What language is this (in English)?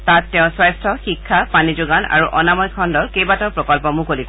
Assamese